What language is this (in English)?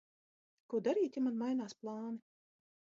Latvian